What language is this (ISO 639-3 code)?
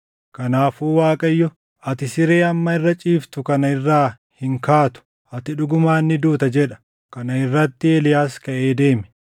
orm